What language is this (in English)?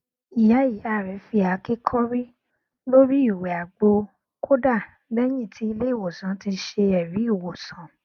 Yoruba